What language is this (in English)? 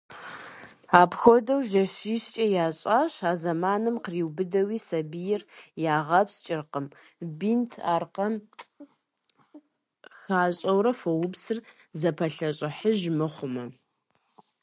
Kabardian